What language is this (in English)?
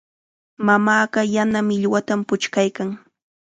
Chiquián Ancash Quechua